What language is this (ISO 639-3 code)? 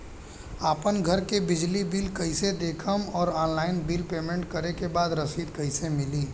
bho